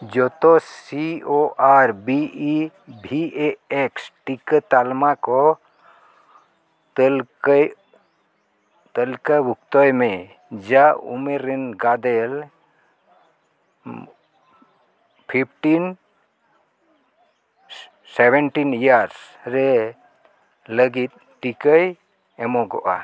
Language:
Santali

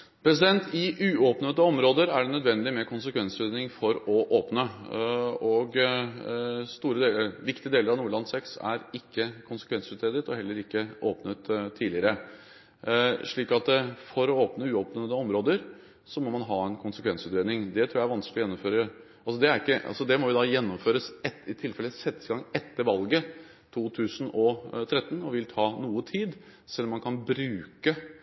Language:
Norwegian Bokmål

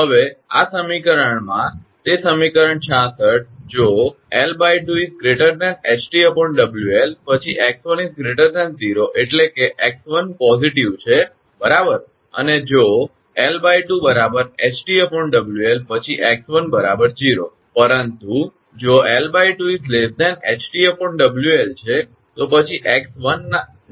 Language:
Gujarati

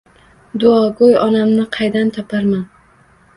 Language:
Uzbek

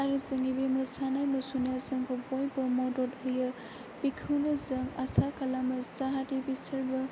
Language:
Bodo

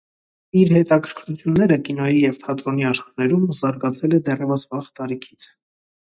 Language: Armenian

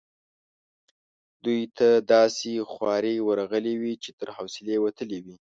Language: Pashto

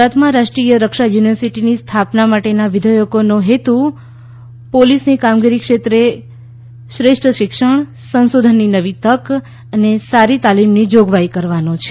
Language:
Gujarati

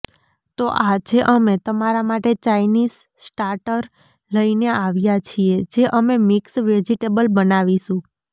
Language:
Gujarati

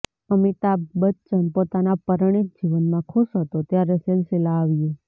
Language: Gujarati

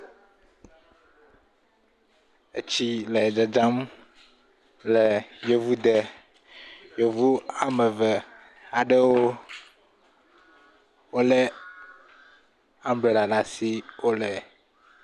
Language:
Ewe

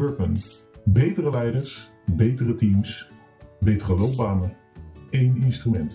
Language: Dutch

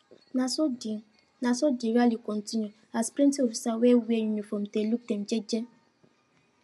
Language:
Nigerian Pidgin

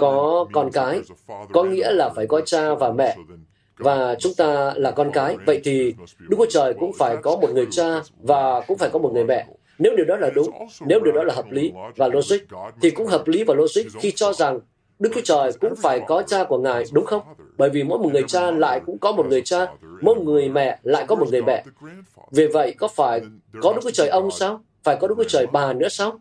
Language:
Vietnamese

